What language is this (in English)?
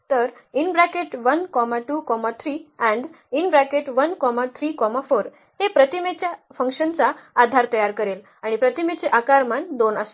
Marathi